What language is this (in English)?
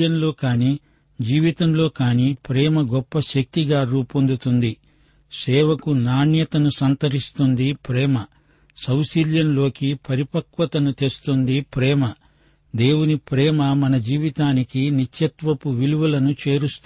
Telugu